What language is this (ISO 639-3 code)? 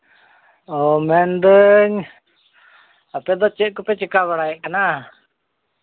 sat